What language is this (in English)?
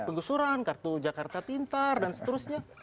Indonesian